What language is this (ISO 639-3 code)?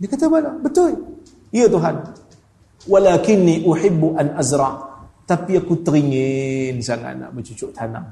msa